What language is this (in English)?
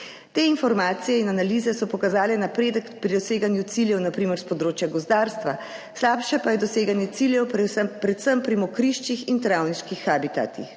Slovenian